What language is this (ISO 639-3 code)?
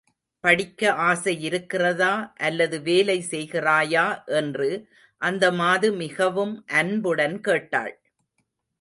tam